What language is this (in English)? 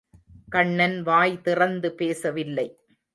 Tamil